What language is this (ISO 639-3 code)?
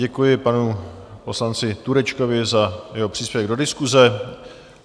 ces